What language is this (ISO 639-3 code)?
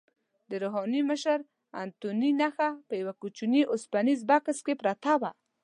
pus